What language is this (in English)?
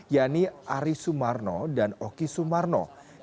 Indonesian